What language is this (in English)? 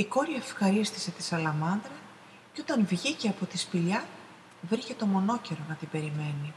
Greek